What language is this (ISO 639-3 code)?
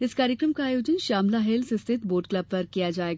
hin